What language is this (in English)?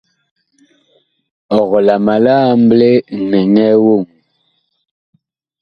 Bakoko